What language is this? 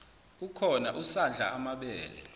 Zulu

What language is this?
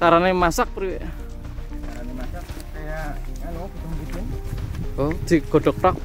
Indonesian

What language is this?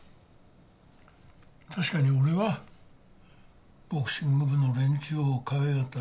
Japanese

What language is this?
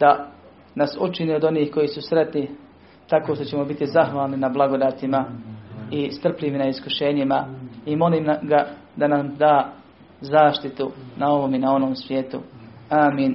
Croatian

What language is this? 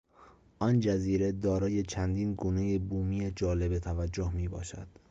Persian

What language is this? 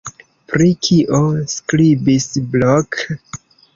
Esperanto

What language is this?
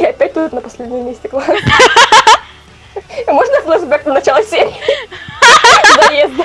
Russian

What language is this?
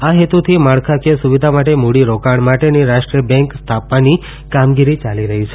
Gujarati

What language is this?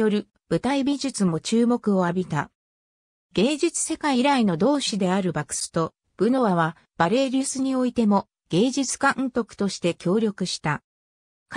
Japanese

